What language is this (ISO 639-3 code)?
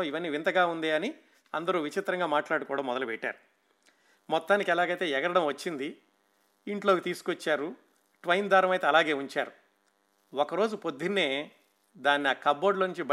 tel